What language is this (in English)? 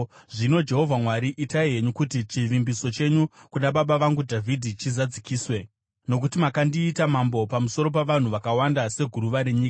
Shona